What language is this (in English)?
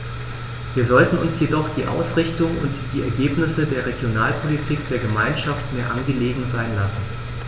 German